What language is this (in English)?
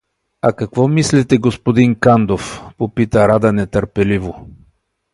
Bulgarian